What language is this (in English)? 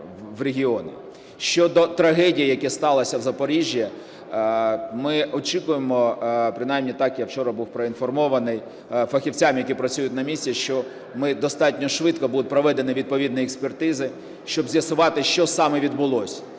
Ukrainian